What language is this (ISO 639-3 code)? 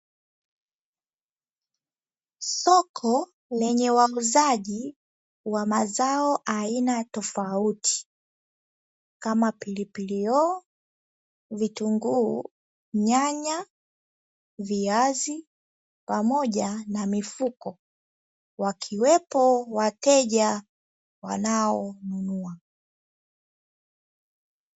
swa